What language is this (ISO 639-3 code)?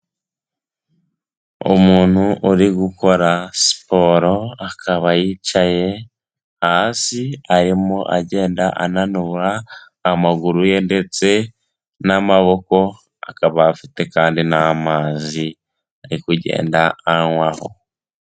kin